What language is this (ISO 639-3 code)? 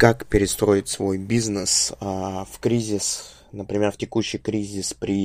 rus